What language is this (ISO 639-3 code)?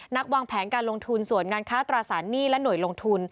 tha